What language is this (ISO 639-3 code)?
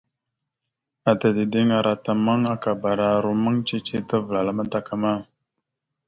mxu